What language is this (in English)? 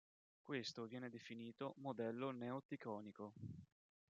Italian